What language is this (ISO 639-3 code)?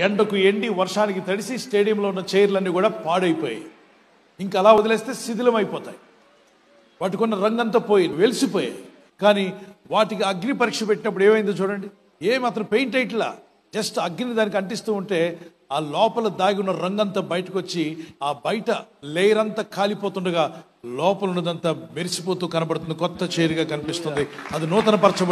ita